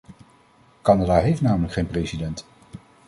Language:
Dutch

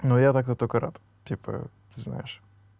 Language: Russian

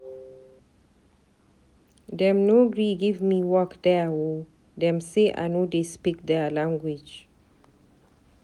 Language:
Nigerian Pidgin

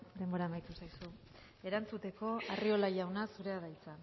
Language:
Basque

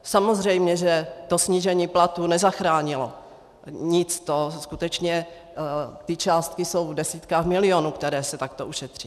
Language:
Czech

